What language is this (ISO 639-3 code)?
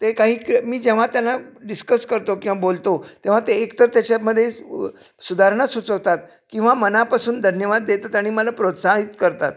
mar